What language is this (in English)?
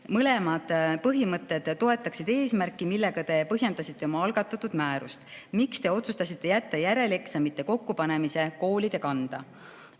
Estonian